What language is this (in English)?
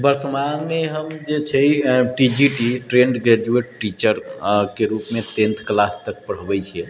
Maithili